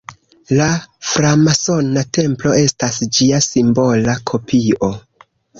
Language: Esperanto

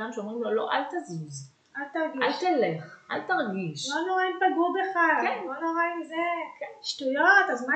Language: Hebrew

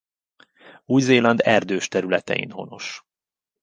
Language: Hungarian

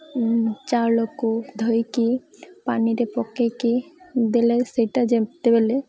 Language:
Odia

